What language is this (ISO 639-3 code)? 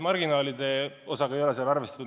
est